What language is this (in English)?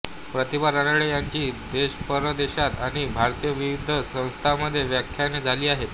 Marathi